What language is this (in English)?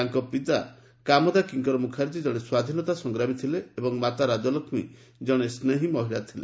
Odia